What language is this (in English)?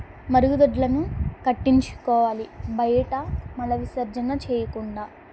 Telugu